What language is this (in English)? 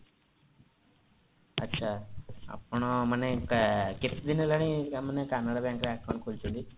Odia